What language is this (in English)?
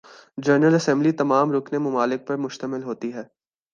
Urdu